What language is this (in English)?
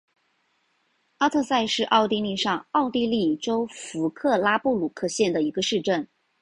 Chinese